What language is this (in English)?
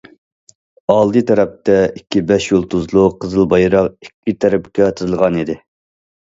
Uyghur